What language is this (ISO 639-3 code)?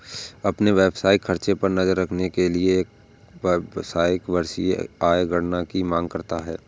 hin